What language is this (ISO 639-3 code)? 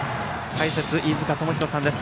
jpn